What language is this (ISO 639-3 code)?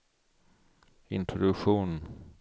swe